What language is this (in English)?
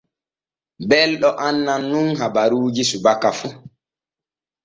Borgu Fulfulde